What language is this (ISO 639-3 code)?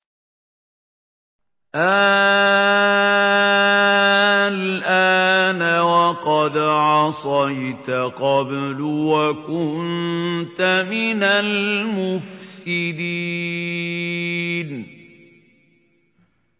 ara